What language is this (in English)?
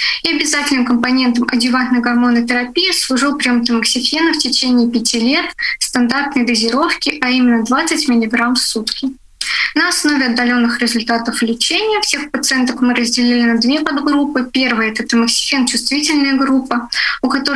Russian